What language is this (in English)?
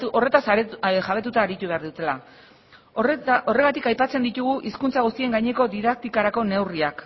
Basque